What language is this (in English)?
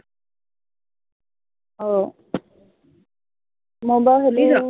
Assamese